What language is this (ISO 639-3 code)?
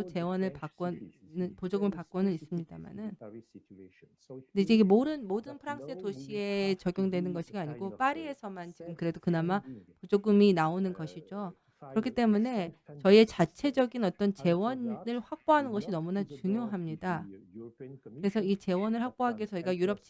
kor